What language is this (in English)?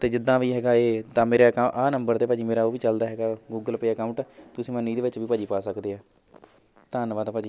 Punjabi